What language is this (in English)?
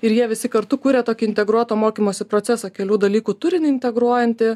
Lithuanian